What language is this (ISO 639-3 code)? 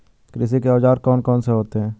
hin